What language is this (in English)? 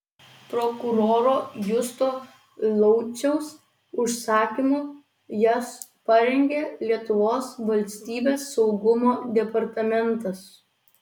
Lithuanian